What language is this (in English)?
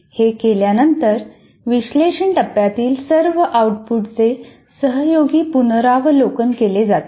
Marathi